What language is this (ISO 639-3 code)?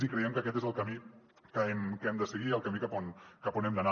cat